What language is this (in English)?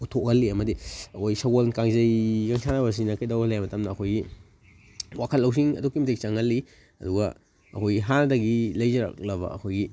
Manipuri